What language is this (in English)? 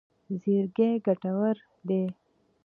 Pashto